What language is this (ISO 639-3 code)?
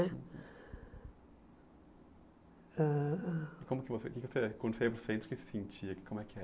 por